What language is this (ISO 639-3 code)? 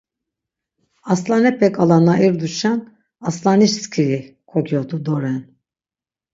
lzz